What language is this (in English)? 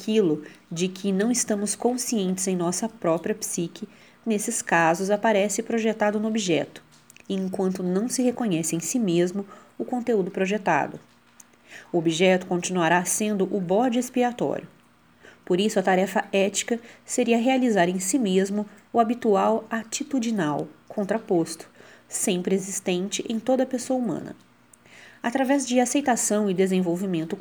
Portuguese